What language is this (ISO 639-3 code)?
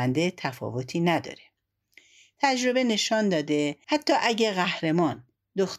fas